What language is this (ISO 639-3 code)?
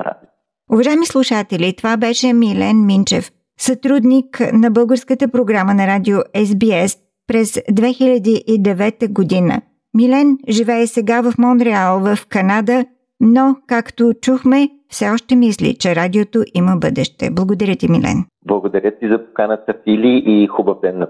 bul